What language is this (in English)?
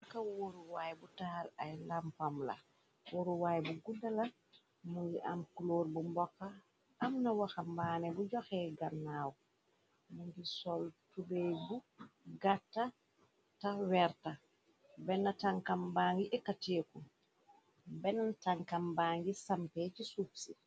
Wolof